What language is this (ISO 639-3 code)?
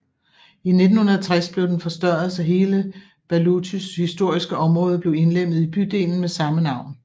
dan